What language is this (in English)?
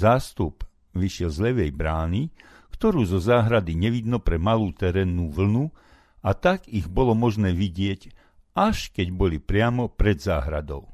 Slovak